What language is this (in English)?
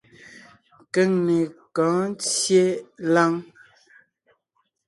Ngiemboon